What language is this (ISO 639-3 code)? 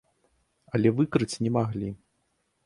bel